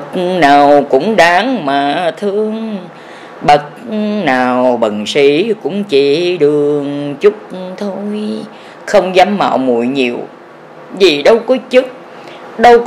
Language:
Vietnamese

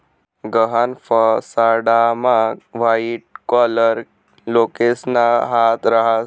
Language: Marathi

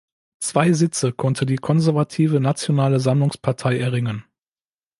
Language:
German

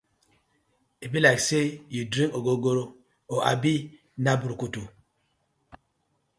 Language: Nigerian Pidgin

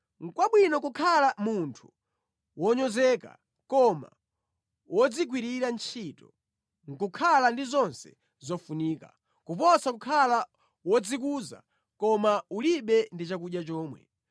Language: Nyanja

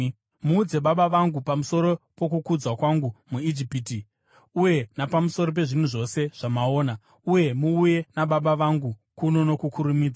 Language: Shona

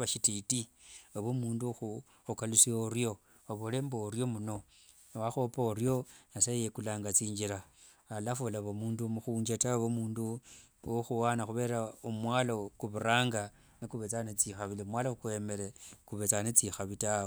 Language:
Wanga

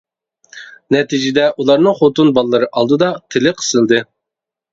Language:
Uyghur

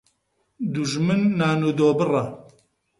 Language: Central Kurdish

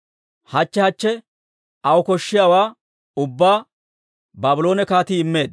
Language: Dawro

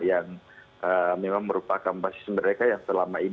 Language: Indonesian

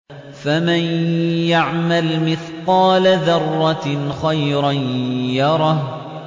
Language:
Arabic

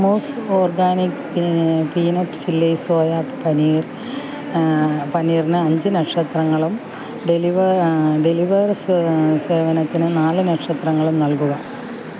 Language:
Malayalam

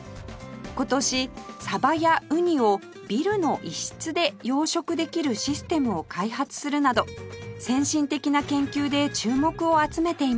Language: Japanese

